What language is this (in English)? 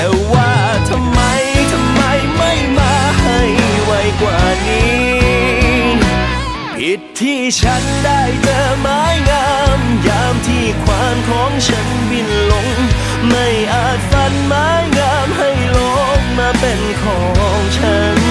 Thai